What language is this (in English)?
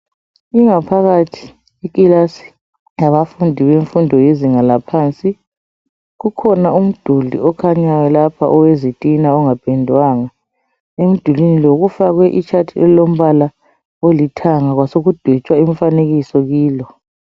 North Ndebele